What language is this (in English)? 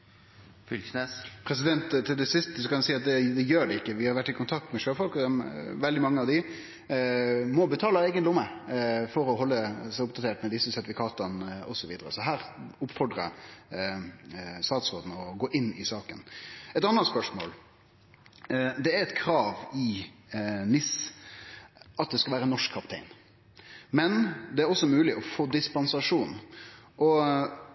Norwegian Nynorsk